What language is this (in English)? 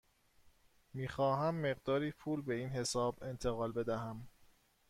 Persian